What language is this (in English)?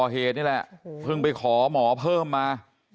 Thai